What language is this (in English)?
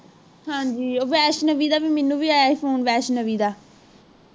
Punjabi